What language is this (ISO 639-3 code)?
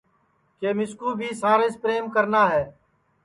ssi